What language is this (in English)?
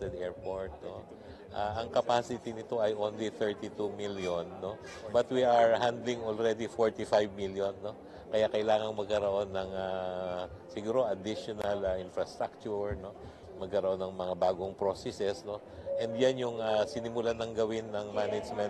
Filipino